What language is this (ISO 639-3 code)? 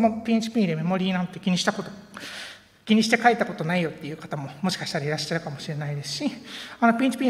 jpn